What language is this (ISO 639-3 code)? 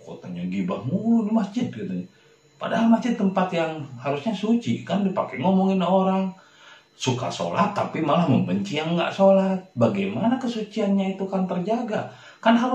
ind